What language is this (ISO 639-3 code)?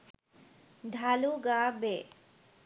ben